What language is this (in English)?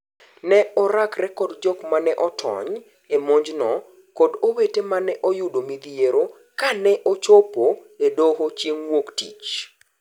Luo (Kenya and Tanzania)